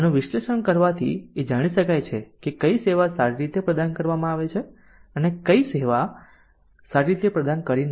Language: Gujarati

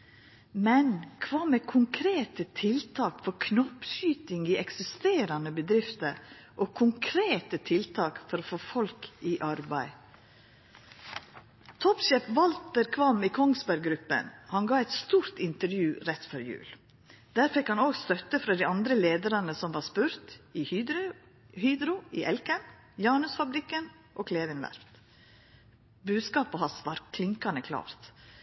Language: Norwegian Nynorsk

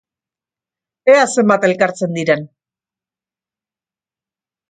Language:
Basque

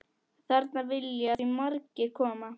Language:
Icelandic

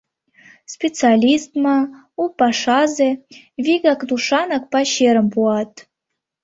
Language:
Mari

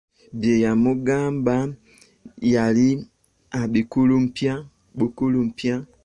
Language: Ganda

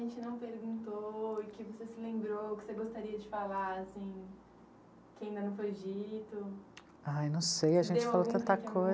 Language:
Portuguese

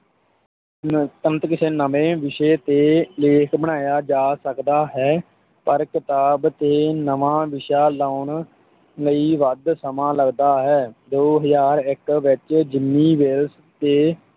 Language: Punjabi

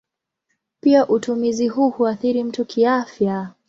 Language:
Swahili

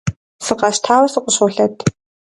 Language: Kabardian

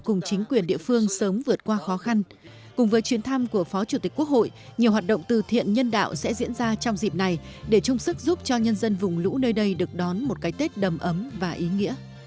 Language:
Vietnamese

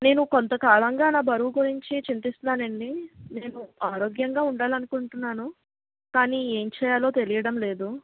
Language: Telugu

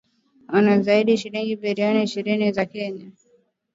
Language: Swahili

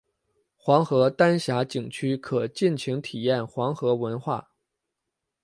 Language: Chinese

